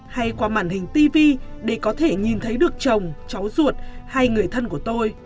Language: Vietnamese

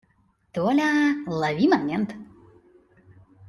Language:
Russian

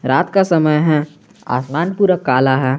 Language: Hindi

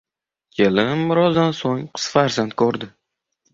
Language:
Uzbek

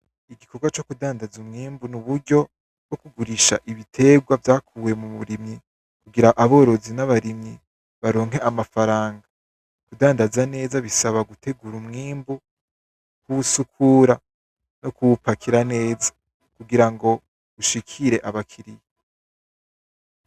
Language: Rundi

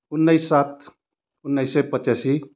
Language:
Nepali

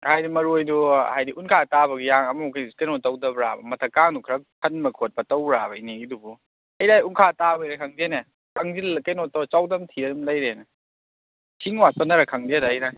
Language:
Manipuri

